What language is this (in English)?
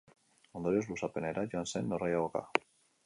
Basque